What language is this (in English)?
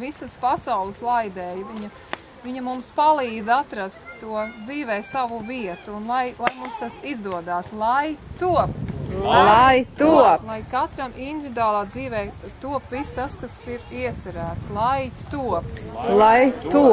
Latvian